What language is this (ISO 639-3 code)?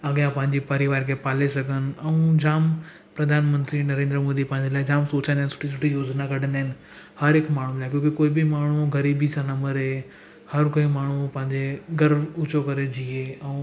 snd